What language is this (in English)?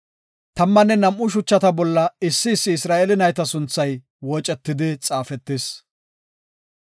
Gofa